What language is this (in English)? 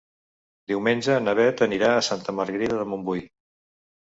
Catalan